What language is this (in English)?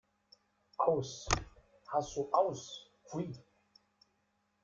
German